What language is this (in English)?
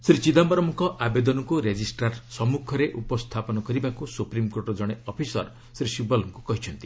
Odia